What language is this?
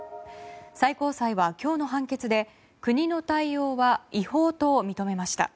Japanese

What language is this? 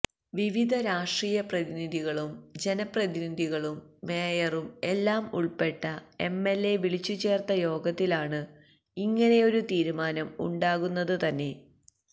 Malayalam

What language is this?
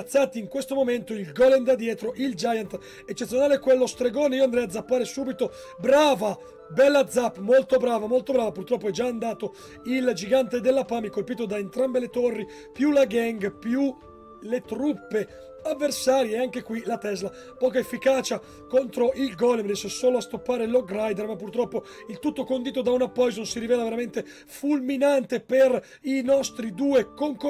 Italian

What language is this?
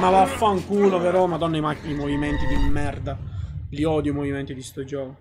Italian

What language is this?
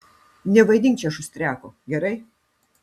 Lithuanian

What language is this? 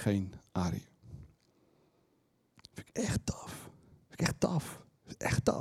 Dutch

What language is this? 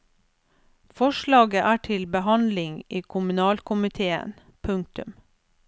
Norwegian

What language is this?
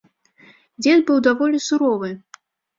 Belarusian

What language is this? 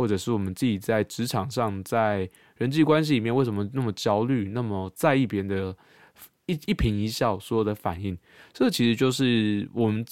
Chinese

